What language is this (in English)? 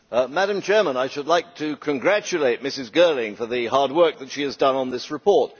English